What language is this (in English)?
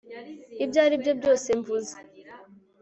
Kinyarwanda